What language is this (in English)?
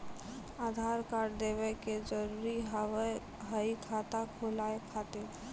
Maithili